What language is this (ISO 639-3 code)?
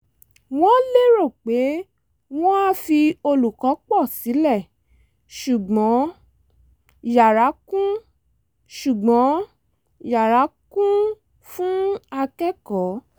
yor